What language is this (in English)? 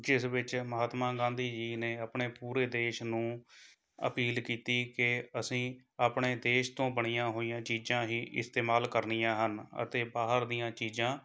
Punjabi